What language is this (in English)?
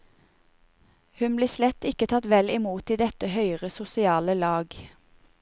Norwegian